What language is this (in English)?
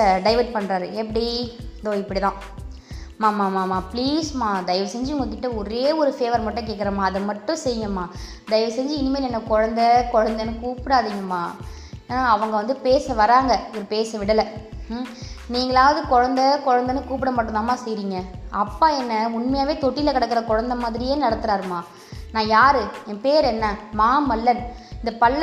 Tamil